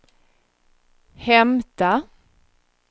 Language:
Swedish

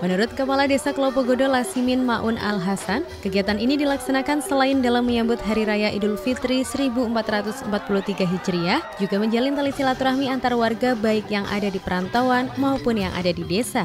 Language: Indonesian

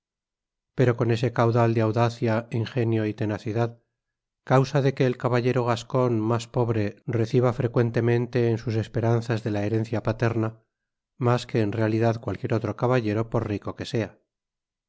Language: Spanish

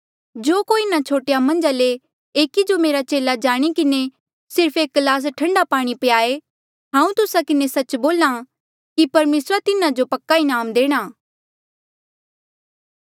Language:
Mandeali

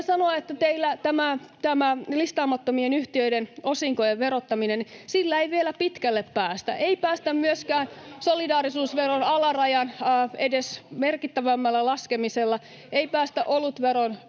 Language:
Finnish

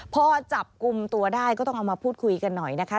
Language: Thai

